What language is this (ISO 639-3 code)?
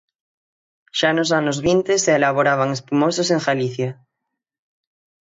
glg